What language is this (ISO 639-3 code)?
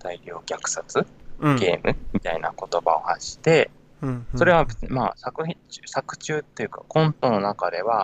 jpn